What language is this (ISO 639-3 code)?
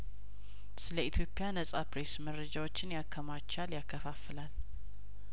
amh